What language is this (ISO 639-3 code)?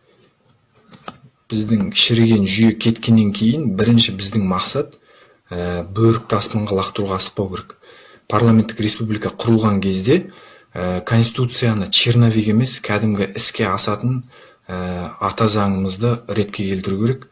kaz